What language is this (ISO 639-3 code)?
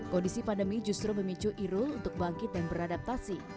ind